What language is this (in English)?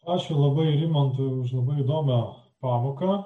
Lithuanian